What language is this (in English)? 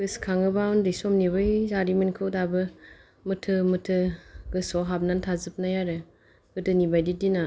Bodo